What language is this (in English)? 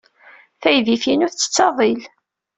Kabyle